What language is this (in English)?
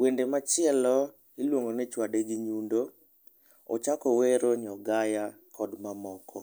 Luo (Kenya and Tanzania)